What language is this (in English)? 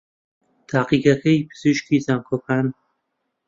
Central Kurdish